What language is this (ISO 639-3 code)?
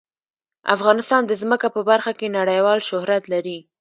pus